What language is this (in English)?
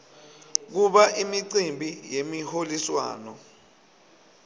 Swati